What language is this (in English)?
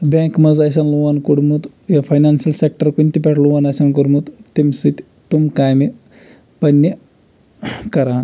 Kashmiri